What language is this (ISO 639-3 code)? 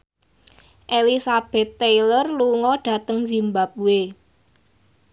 jav